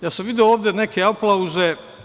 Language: Serbian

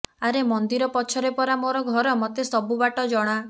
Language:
Odia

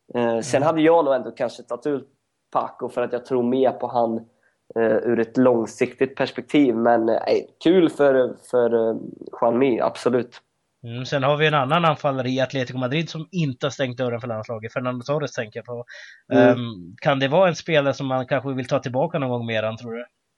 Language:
Swedish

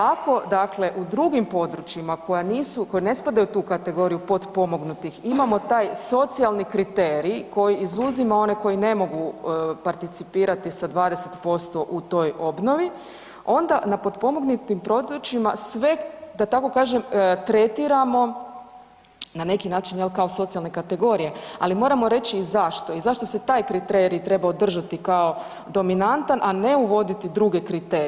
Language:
Croatian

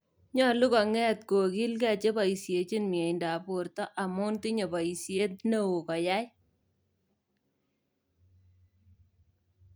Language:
Kalenjin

